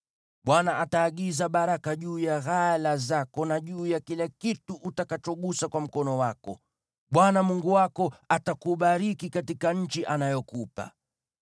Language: Swahili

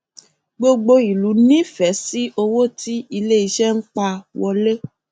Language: Yoruba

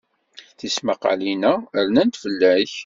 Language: Kabyle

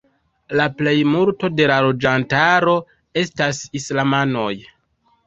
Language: Esperanto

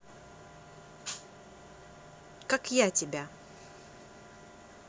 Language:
Russian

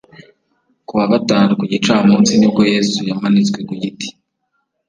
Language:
Kinyarwanda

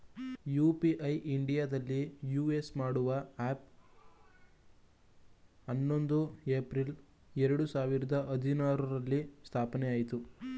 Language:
Kannada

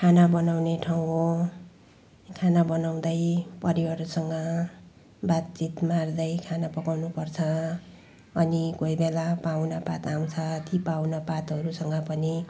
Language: Nepali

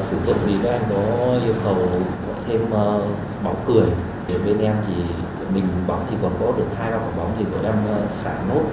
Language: Vietnamese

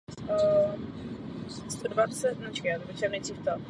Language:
Czech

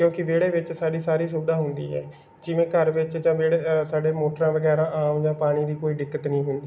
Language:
Punjabi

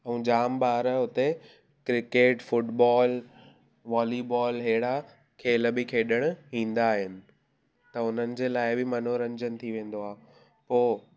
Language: Sindhi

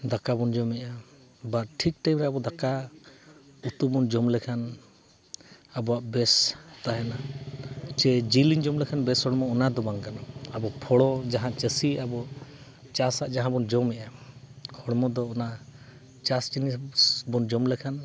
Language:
Santali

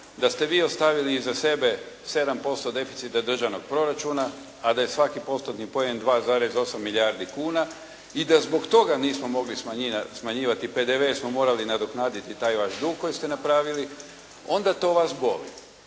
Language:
Croatian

